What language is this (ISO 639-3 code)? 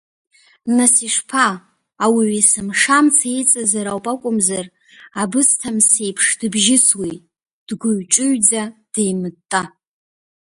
abk